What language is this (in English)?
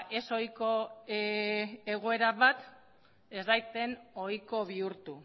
Basque